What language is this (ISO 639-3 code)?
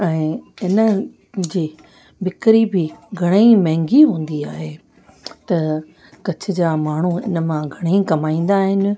snd